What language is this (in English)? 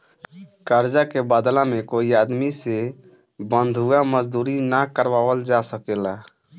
Bhojpuri